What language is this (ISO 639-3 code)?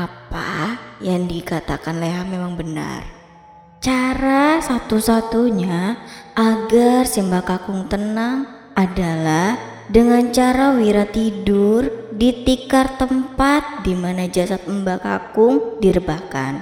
ind